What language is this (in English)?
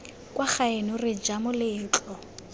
Tswana